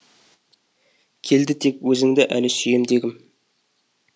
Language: Kazakh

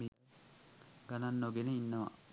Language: Sinhala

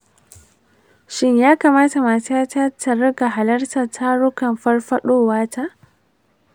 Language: Hausa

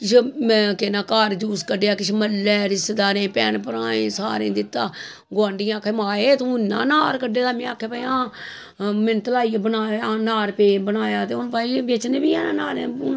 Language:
Dogri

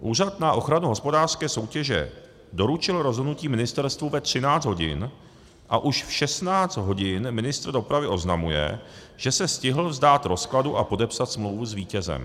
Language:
Czech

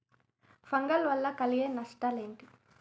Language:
Telugu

